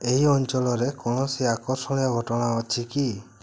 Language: Odia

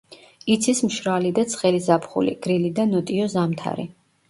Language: Georgian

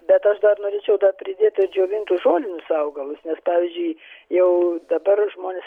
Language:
Lithuanian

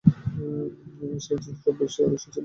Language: Bangla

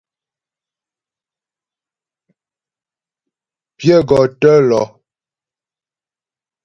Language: Ghomala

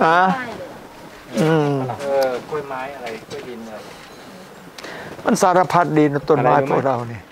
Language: Thai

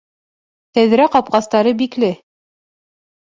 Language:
Bashkir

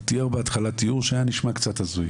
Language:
Hebrew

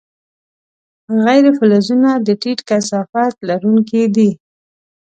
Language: Pashto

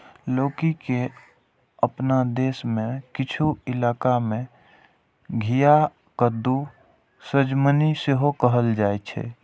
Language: Maithili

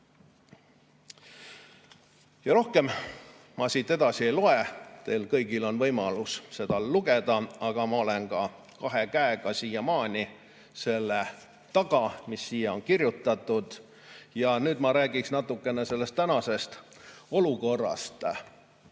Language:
Estonian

